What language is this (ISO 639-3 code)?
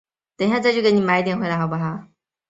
zho